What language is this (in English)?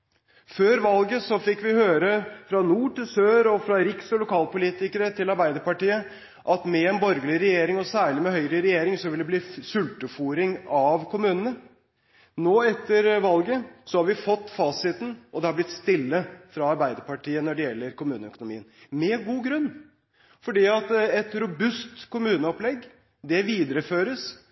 Norwegian Bokmål